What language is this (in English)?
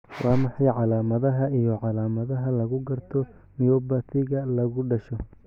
Somali